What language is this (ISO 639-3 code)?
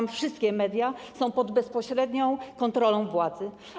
pol